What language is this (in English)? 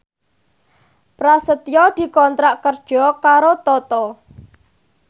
Javanese